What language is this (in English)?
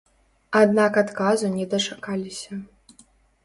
Belarusian